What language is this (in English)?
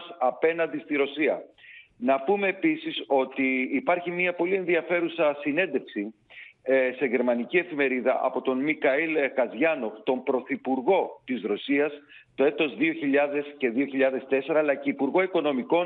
Greek